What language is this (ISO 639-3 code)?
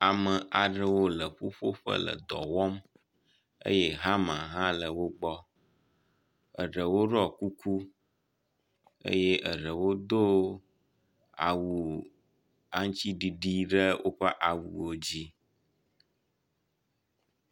ewe